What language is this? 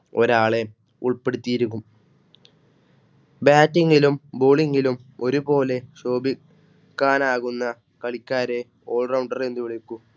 Malayalam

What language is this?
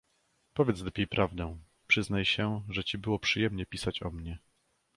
Polish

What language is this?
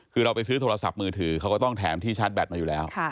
Thai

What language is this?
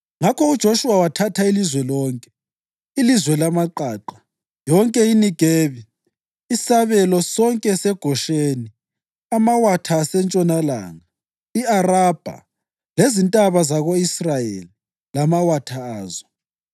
North Ndebele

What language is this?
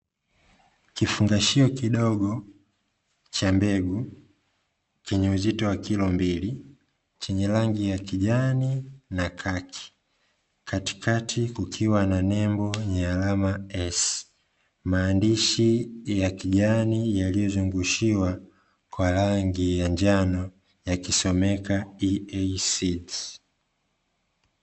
Swahili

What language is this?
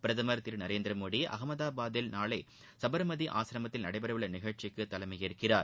Tamil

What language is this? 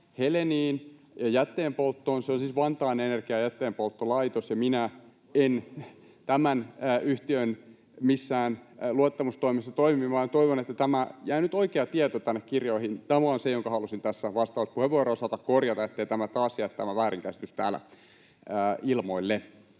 Finnish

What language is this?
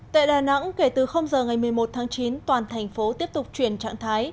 Vietnamese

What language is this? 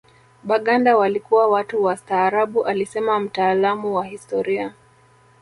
Swahili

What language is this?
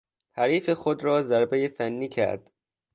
Persian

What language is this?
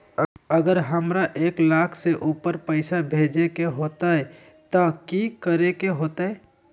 Magahi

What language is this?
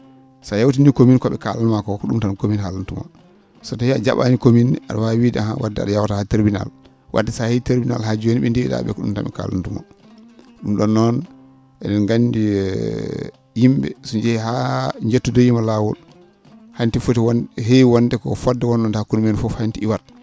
Fula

